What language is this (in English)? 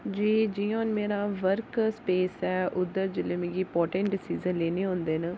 Dogri